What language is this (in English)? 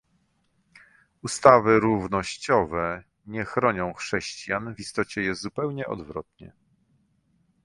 Polish